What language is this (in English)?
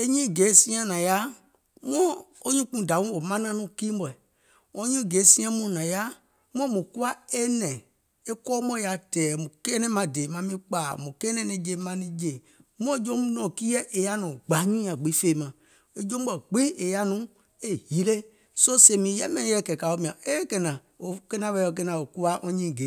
Gola